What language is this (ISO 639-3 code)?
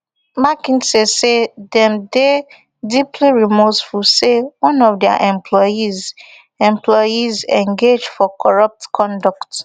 pcm